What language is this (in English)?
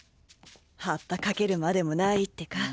Japanese